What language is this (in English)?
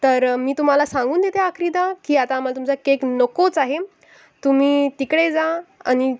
Marathi